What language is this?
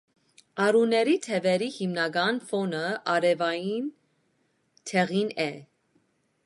Armenian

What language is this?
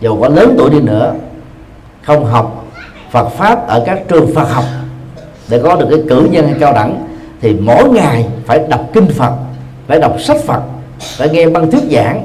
Vietnamese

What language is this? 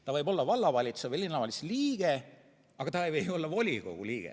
Estonian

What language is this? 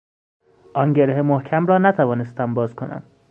Persian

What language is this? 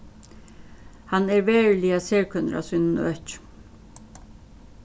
Faroese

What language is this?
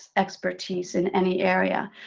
English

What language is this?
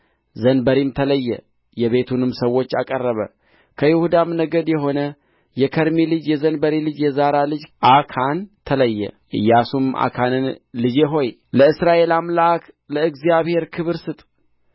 Amharic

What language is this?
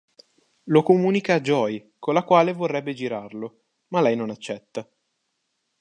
Italian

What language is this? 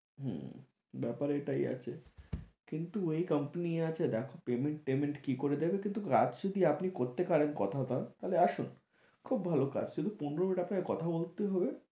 Bangla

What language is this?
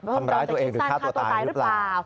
Thai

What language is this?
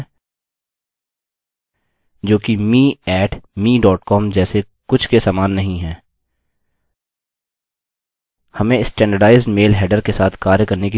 Hindi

